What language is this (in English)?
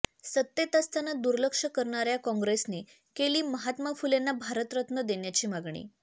Marathi